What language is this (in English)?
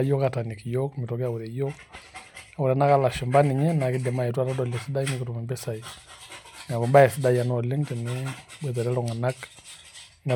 Masai